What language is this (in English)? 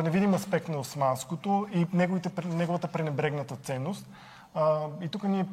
Bulgarian